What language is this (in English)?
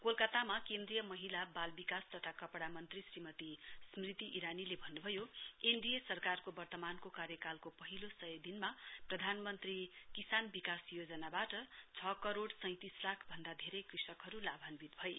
Nepali